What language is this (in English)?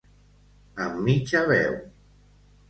Catalan